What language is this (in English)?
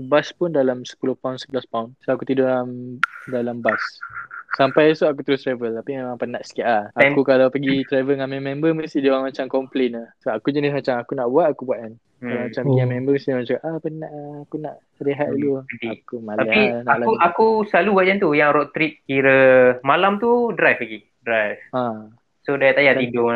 Malay